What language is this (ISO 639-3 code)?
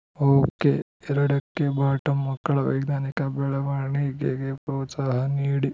kan